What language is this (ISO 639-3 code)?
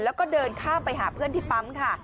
tha